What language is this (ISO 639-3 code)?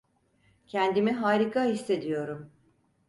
tur